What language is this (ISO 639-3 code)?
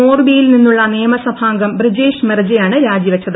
mal